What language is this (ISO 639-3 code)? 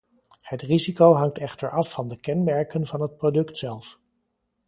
nld